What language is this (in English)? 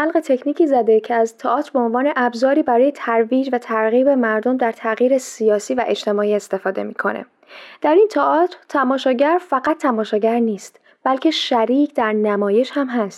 Persian